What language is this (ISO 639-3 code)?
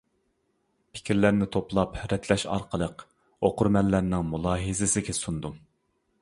uig